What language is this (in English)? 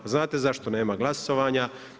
Croatian